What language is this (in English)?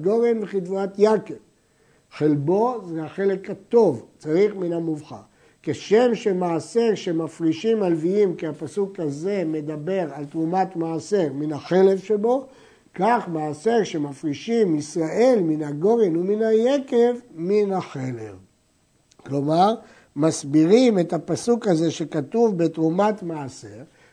Hebrew